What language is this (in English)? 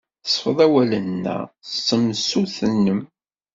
Kabyle